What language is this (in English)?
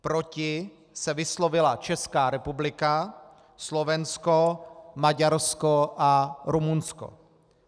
Czech